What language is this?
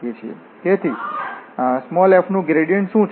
Gujarati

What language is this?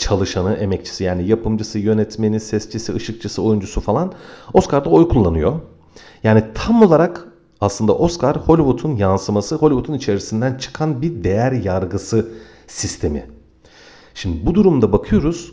Turkish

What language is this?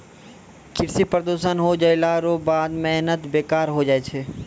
Maithili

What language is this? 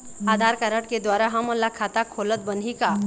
Chhattisgarhi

